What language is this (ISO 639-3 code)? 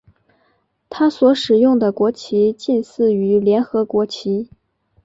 zho